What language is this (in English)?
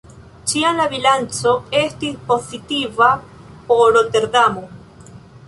Esperanto